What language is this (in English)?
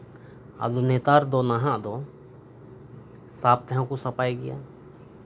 Santali